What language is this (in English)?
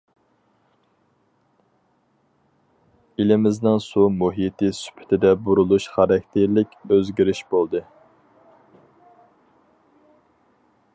Uyghur